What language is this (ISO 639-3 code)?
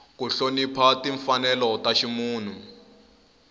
tso